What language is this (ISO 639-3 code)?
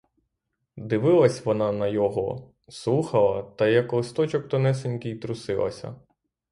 ukr